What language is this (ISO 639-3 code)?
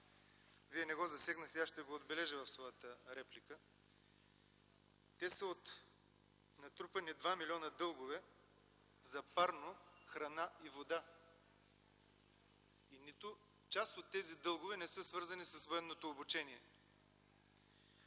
bul